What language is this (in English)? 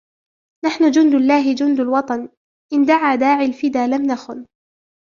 Arabic